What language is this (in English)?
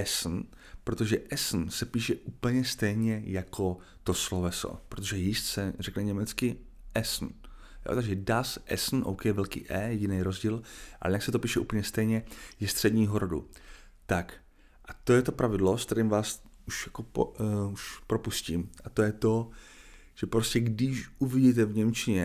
Czech